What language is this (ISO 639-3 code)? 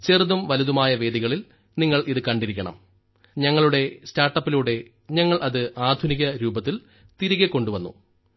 mal